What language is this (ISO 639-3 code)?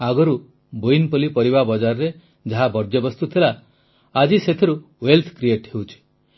ori